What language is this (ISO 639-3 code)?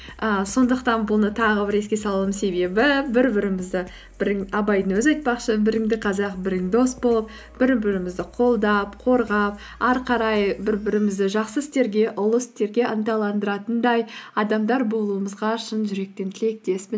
kaz